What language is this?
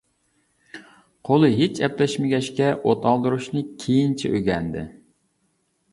Uyghur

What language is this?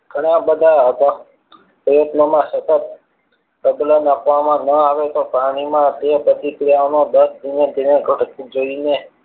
Gujarati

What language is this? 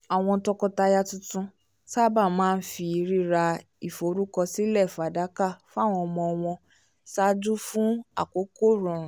Yoruba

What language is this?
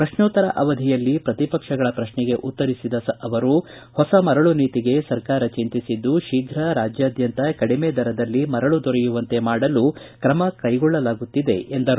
Kannada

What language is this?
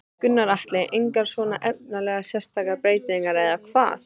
Icelandic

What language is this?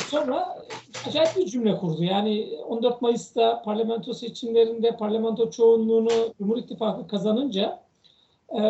Turkish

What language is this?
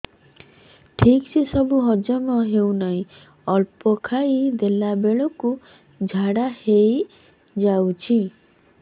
Odia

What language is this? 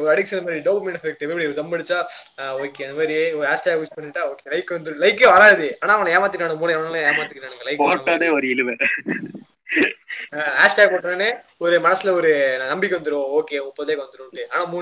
Tamil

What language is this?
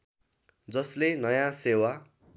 Nepali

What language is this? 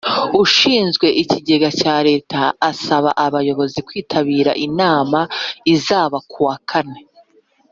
Kinyarwanda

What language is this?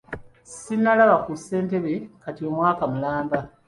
Ganda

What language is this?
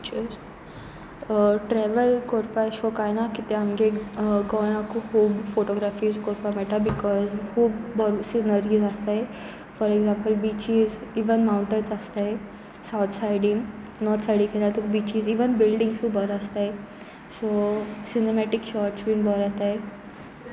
Konkani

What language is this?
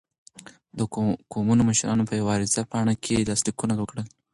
Pashto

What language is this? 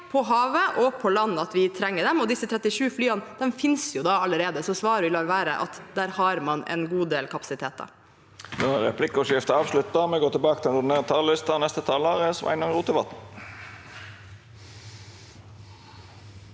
Norwegian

